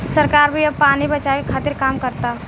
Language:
Bhojpuri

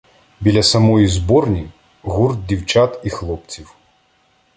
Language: Ukrainian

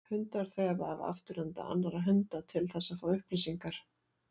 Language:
Icelandic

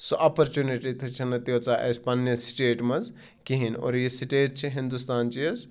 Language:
Kashmiri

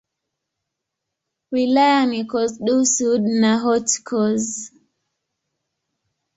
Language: Swahili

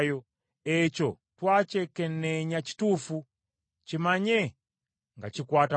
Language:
Ganda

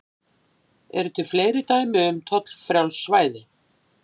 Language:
Icelandic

